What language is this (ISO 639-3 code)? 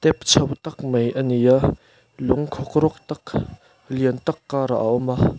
lus